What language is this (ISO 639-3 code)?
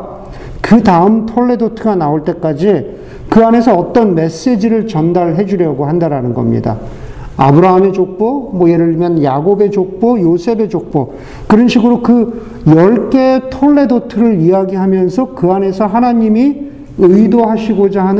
kor